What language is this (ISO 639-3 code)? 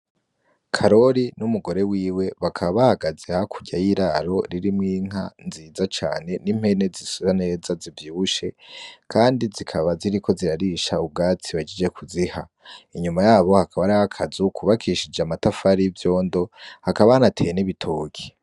run